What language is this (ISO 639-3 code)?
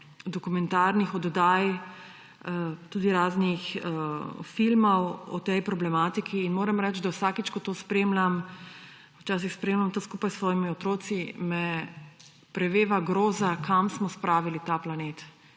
slv